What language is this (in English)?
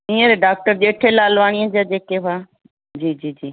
Sindhi